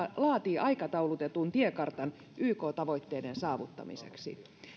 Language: Finnish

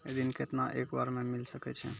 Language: Maithili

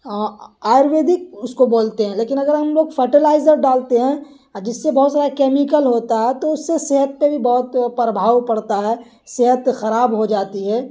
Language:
Urdu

